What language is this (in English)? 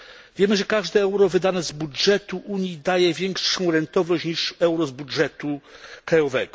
Polish